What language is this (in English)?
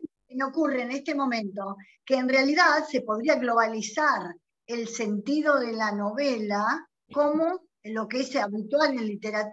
Spanish